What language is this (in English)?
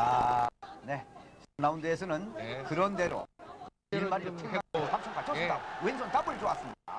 Korean